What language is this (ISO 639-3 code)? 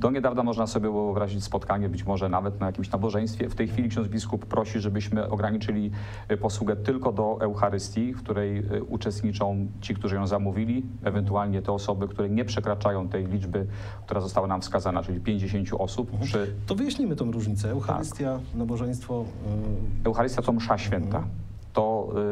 pol